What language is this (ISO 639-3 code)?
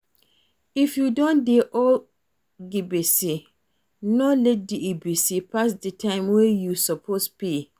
pcm